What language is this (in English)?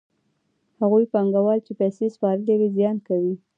Pashto